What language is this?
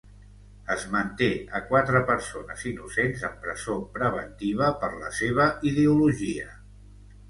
Catalan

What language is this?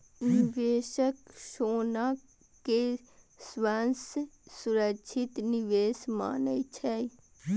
Maithili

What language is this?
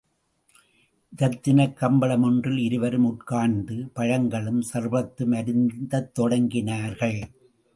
Tamil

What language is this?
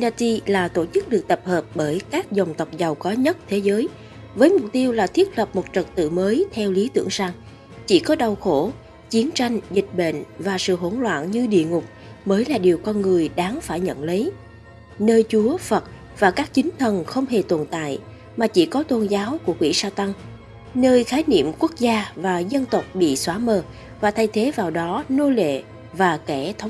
Vietnamese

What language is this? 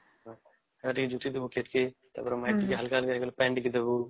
Odia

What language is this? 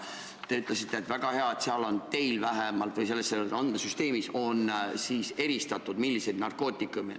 Estonian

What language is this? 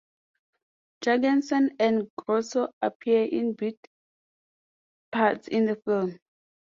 English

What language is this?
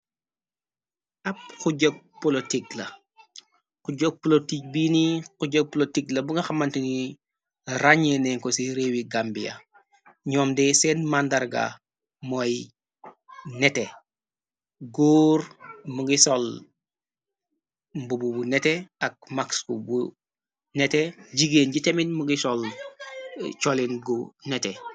Wolof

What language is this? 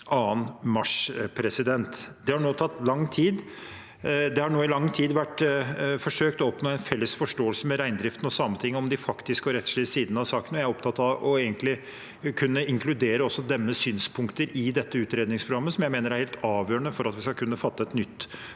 Norwegian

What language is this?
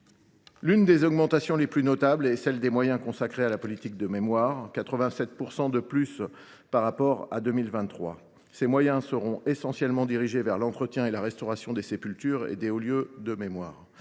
French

